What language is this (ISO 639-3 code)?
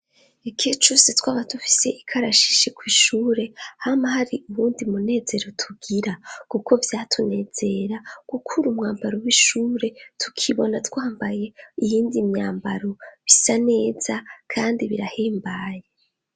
run